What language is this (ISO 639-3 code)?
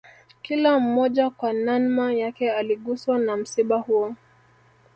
swa